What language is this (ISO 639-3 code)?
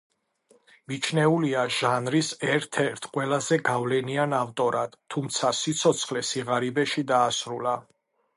kat